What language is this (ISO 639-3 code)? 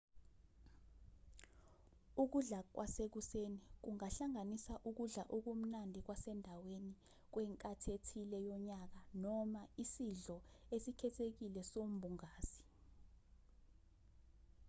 zul